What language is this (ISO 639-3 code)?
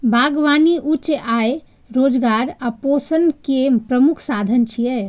mai